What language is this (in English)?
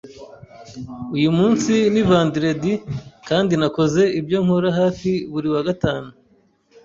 Kinyarwanda